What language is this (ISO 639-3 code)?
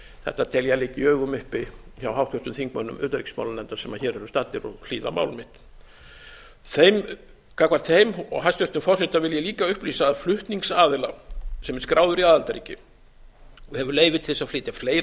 isl